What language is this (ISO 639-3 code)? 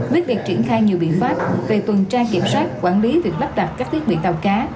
vie